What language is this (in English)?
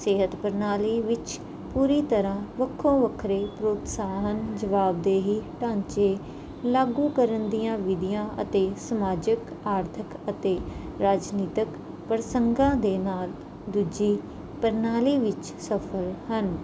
Punjabi